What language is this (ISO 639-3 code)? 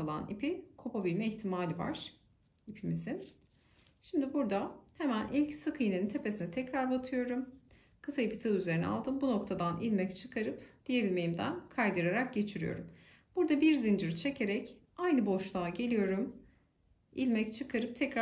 tur